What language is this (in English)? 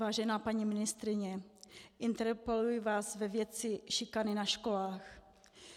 Czech